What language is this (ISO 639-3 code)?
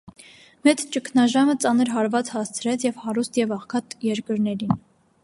hye